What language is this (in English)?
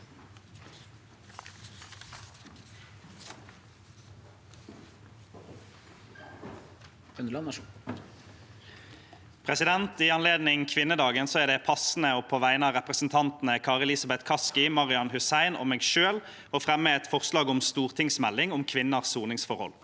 Norwegian